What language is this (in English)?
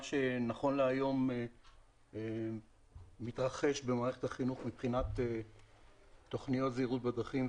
Hebrew